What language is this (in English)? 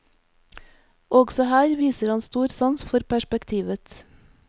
Norwegian